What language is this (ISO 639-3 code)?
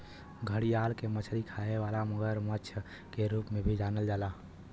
bho